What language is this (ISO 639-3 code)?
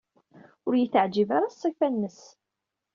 kab